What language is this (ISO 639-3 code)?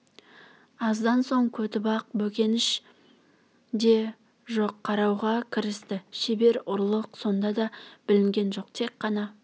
kaz